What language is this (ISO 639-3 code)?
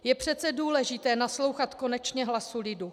ces